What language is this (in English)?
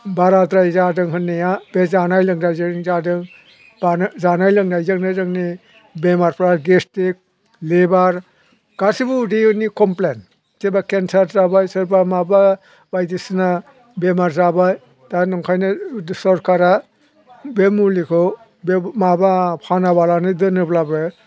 Bodo